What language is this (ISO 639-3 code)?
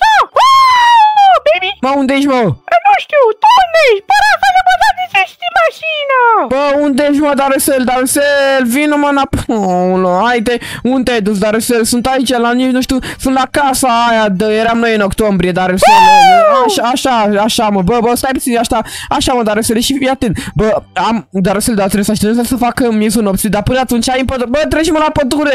ron